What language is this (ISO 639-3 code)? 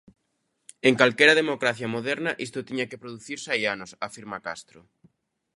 glg